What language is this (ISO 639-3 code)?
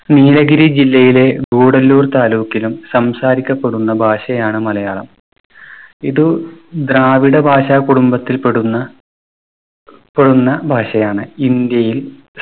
mal